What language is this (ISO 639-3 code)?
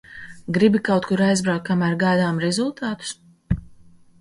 lav